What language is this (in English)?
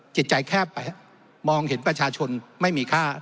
Thai